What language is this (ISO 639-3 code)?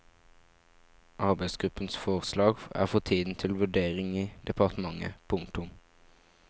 nor